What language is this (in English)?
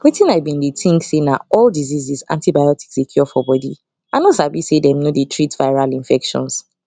Nigerian Pidgin